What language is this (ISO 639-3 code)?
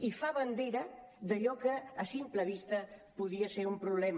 cat